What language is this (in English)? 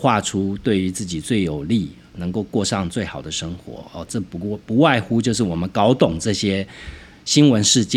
Chinese